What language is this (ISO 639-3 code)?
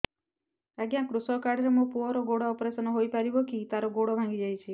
ori